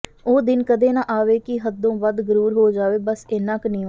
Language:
Punjabi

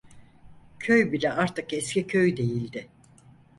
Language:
Turkish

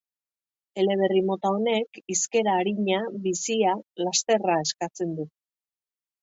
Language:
Basque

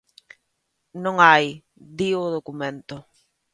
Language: Galician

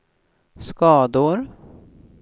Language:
Swedish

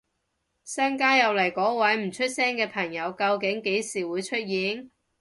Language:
Cantonese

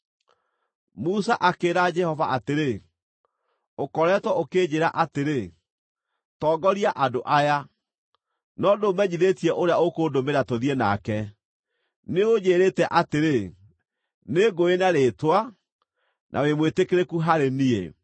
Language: Kikuyu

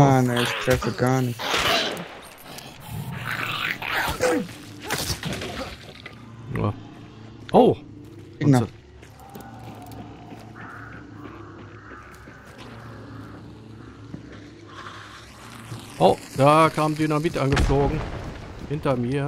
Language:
German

